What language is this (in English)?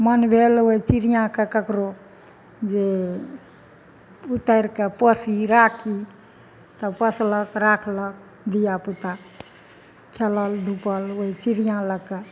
Maithili